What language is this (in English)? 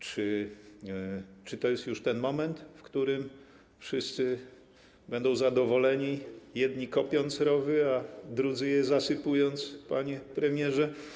Polish